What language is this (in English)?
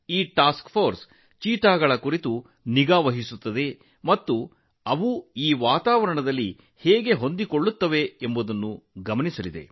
Kannada